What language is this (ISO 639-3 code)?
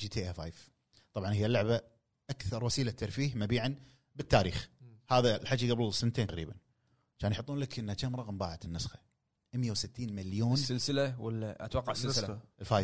ara